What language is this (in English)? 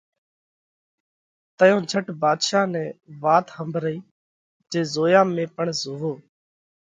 Parkari Koli